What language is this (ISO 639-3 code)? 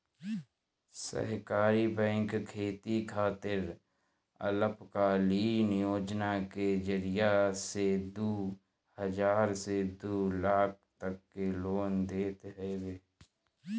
bho